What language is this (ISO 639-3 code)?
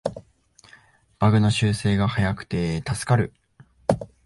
jpn